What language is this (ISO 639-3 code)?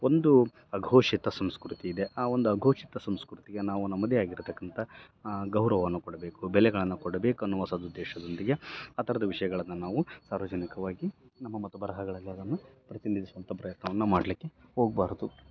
kan